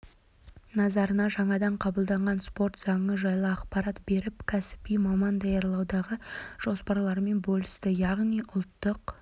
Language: Kazakh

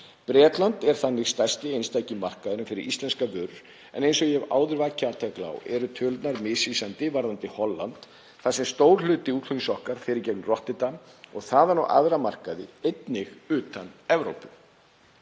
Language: Icelandic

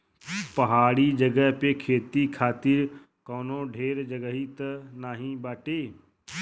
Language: Bhojpuri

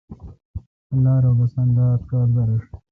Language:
Kalkoti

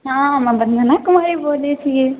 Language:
Maithili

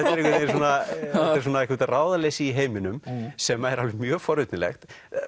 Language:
Icelandic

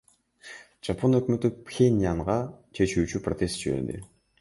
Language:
Kyrgyz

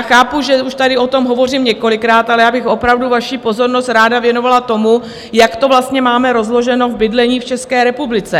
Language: Czech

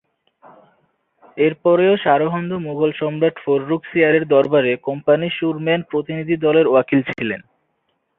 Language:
Bangla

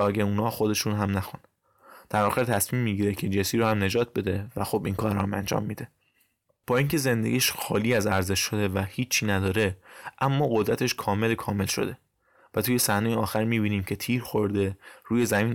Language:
Persian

